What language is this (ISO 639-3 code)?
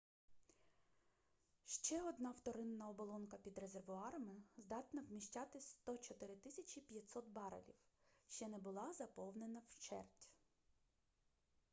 ukr